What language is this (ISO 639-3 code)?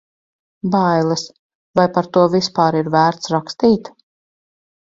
lav